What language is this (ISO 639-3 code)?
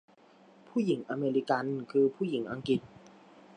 tha